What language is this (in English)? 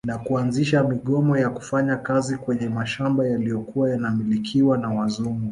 Swahili